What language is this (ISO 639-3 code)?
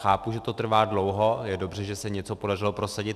ces